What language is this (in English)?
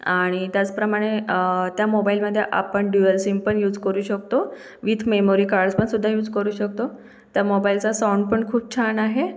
Marathi